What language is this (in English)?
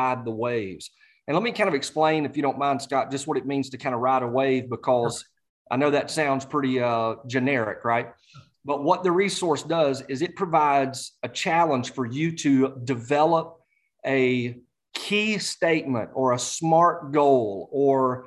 English